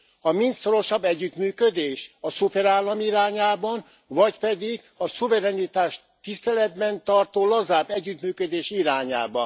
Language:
Hungarian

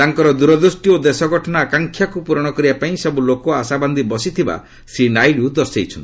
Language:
Odia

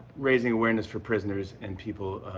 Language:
English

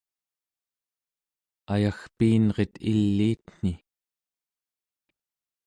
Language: Central Yupik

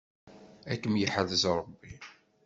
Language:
Kabyle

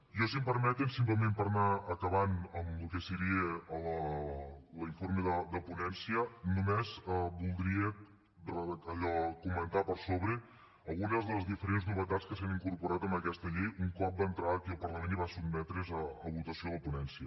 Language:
Catalan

